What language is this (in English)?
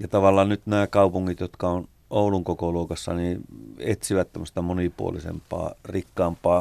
Finnish